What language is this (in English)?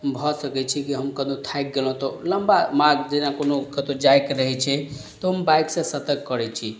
Maithili